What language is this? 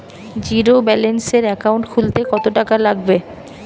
Bangla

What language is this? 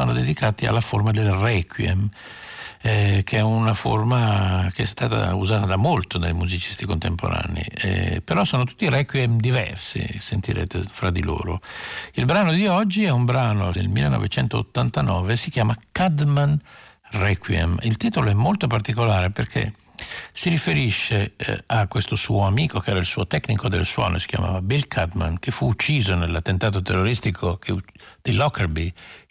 Italian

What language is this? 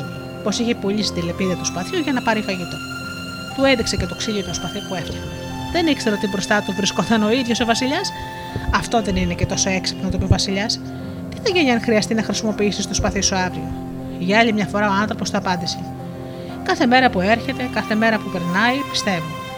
Greek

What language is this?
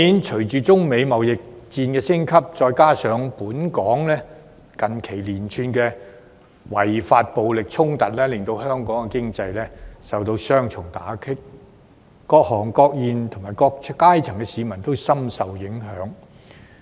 Cantonese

